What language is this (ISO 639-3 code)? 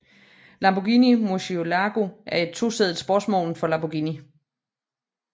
dan